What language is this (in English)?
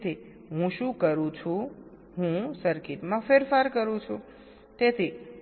Gujarati